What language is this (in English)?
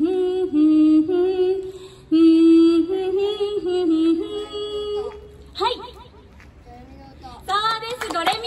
Japanese